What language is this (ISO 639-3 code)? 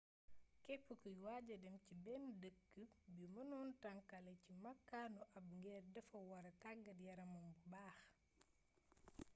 wol